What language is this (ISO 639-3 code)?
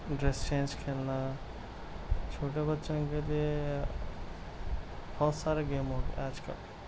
urd